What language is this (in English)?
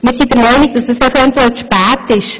Swiss German